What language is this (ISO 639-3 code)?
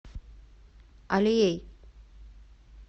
rus